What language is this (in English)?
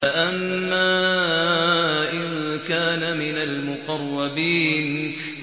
Arabic